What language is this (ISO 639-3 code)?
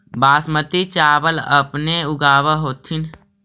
mag